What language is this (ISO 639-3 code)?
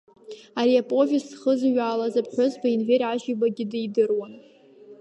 abk